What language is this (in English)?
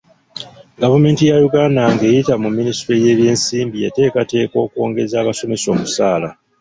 Ganda